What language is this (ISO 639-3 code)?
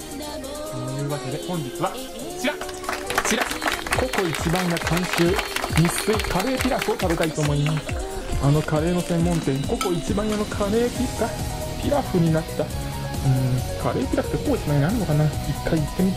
jpn